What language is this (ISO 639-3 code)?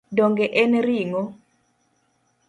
luo